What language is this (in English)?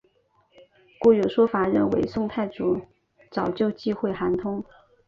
Chinese